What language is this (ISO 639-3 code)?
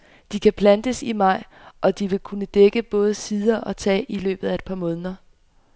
dan